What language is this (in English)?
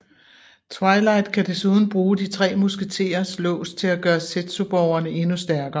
Danish